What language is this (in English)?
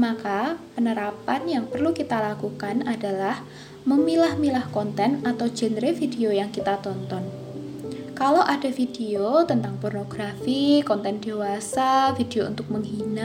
Indonesian